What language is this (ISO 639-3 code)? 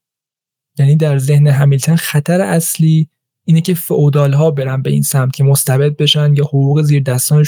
fas